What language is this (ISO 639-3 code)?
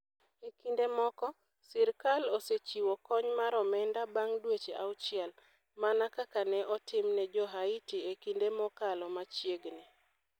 luo